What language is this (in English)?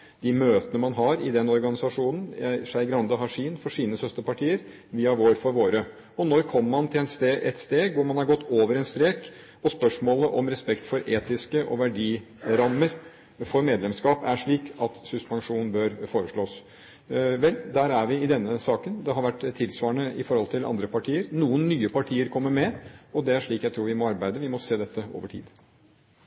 Norwegian Bokmål